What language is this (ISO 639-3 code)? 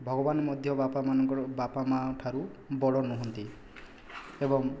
ori